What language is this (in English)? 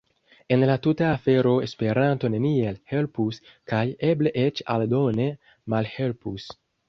Esperanto